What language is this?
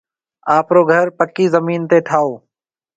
Marwari (Pakistan)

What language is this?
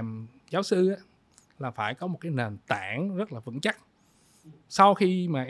Vietnamese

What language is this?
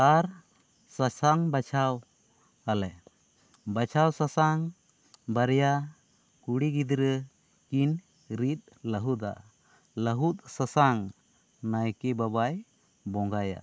Santali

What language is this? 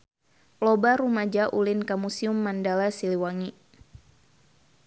Sundanese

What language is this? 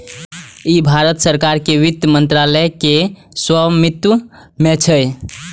Maithili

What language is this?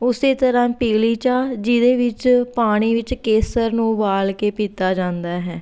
Punjabi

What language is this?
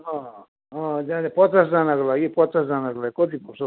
Nepali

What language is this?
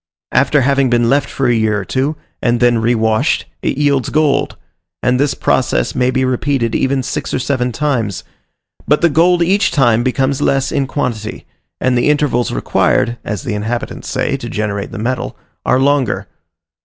English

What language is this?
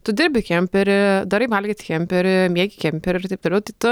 Lithuanian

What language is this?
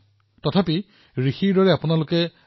Assamese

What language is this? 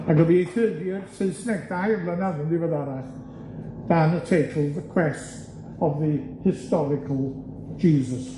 Welsh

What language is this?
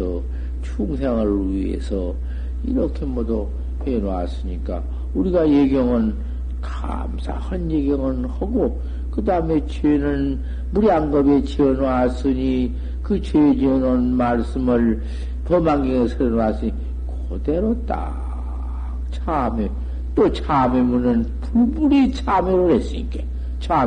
Korean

